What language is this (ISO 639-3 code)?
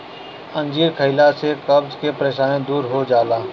bho